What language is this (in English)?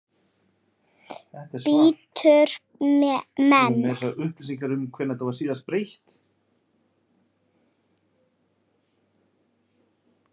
Icelandic